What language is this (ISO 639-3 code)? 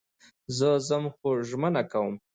pus